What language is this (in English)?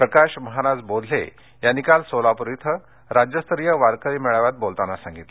Marathi